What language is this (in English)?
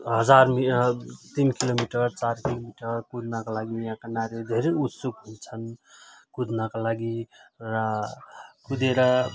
Nepali